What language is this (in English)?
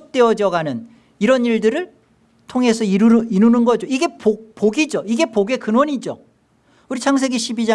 Korean